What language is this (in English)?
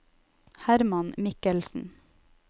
Norwegian